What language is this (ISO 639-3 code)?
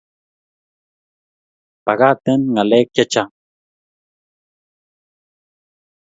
kln